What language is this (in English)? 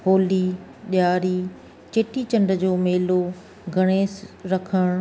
Sindhi